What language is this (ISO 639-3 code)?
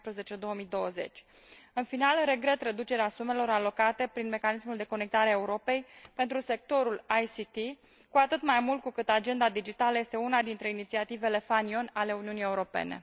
ron